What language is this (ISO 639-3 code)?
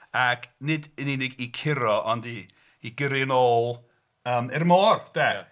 cym